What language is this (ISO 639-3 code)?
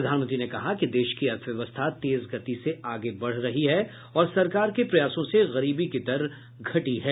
hin